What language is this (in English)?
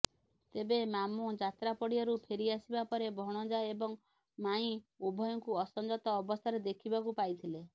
Odia